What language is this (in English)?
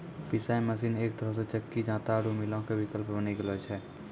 Maithili